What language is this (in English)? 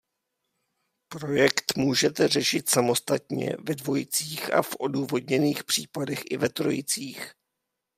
Czech